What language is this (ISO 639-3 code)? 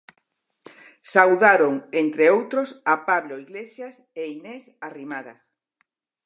glg